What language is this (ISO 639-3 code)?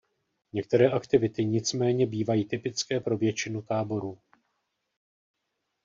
ces